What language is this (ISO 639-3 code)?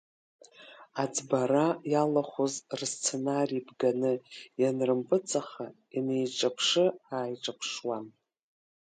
abk